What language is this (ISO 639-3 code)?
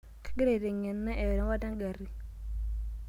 mas